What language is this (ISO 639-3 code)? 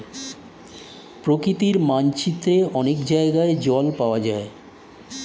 ben